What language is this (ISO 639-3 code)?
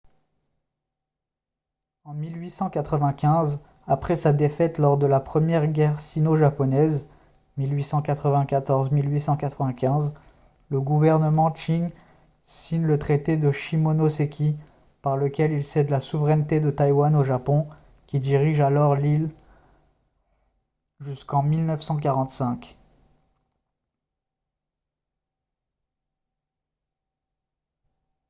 fra